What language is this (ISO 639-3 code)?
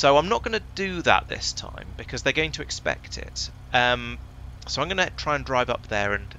eng